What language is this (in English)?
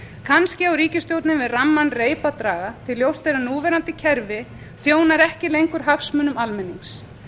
Icelandic